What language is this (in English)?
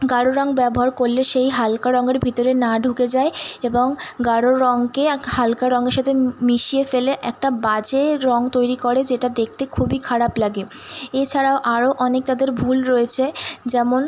Bangla